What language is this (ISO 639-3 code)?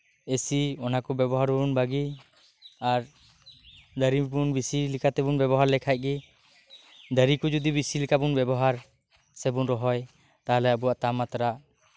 sat